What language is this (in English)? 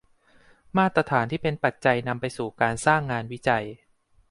Thai